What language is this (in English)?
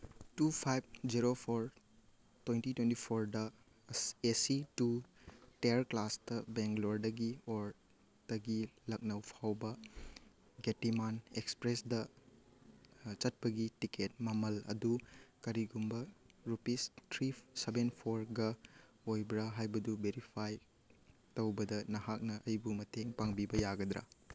Manipuri